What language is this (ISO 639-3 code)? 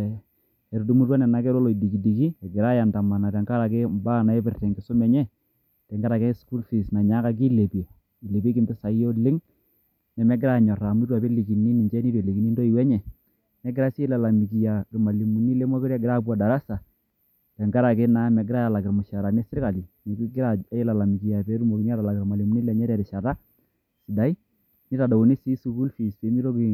mas